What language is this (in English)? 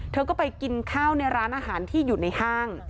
Thai